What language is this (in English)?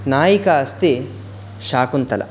Sanskrit